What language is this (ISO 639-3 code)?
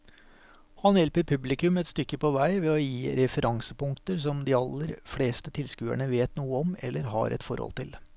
nor